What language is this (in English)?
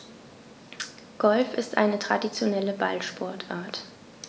German